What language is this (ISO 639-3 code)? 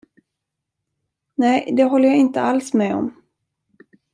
swe